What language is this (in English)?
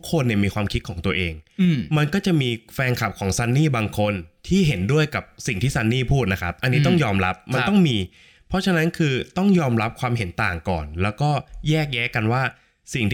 Thai